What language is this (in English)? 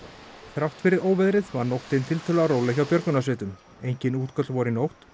Icelandic